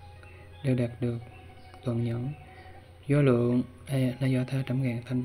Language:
Vietnamese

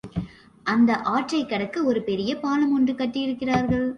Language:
Tamil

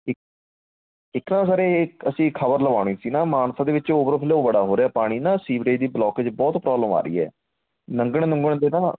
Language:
Punjabi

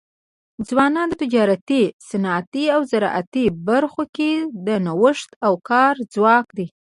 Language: Pashto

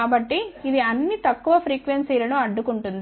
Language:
Telugu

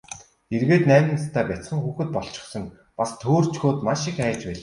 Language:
Mongolian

